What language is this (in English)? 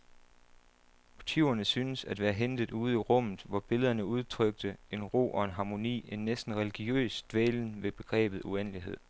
Danish